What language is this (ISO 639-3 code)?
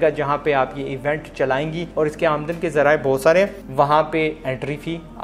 hin